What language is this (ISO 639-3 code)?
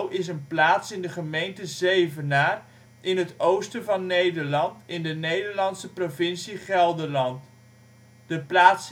nld